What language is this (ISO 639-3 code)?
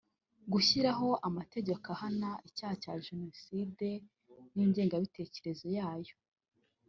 kin